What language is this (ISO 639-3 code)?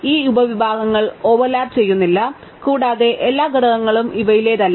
mal